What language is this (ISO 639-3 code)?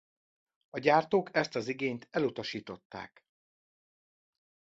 hun